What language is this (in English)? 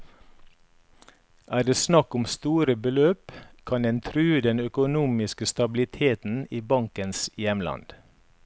Norwegian